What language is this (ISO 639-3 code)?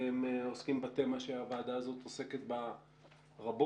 heb